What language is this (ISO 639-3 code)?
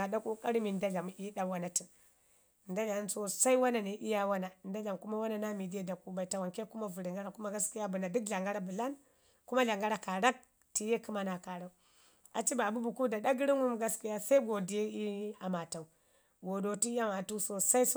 ngi